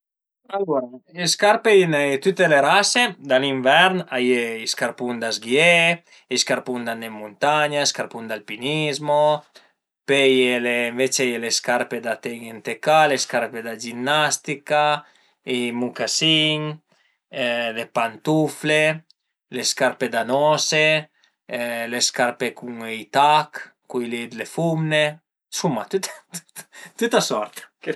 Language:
Piedmontese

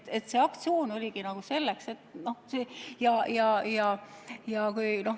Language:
Estonian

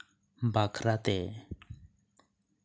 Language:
Santali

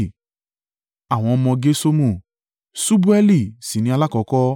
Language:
Yoruba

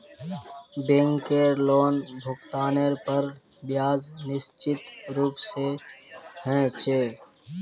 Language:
Magahi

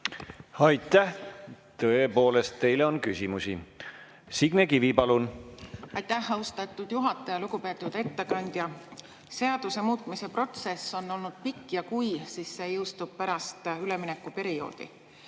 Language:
Estonian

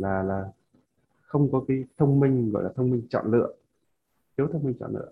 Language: Vietnamese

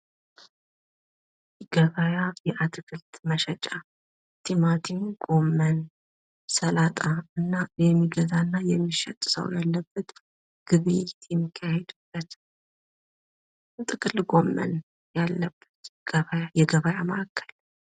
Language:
Amharic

